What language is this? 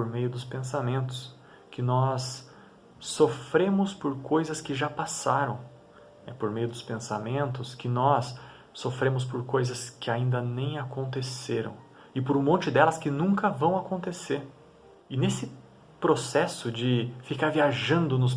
Portuguese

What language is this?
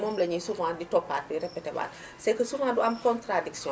Wolof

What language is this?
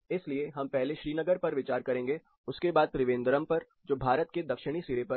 Hindi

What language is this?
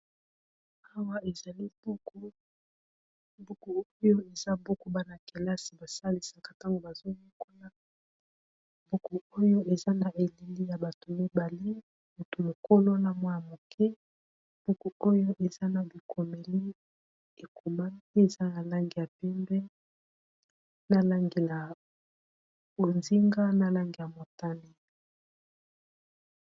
Lingala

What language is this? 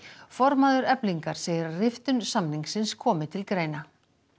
Icelandic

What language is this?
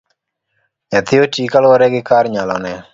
Luo (Kenya and Tanzania)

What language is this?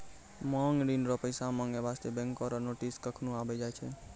Maithili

